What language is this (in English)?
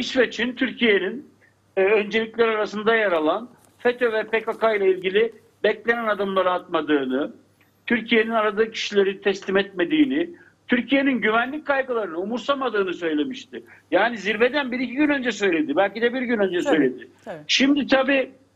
Turkish